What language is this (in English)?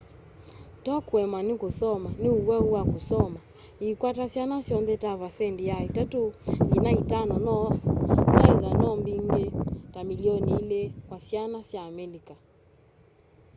Kamba